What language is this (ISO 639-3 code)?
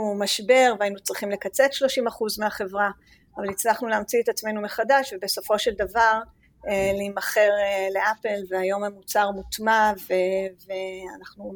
heb